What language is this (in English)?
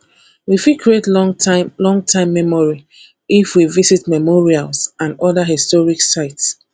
Nigerian Pidgin